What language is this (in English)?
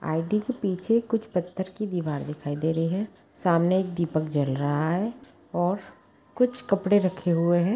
Magahi